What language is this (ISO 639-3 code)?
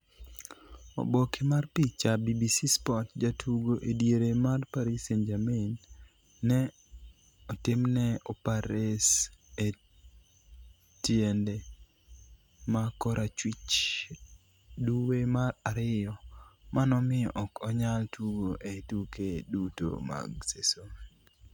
luo